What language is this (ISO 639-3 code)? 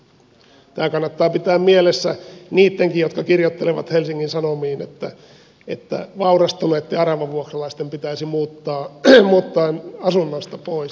fin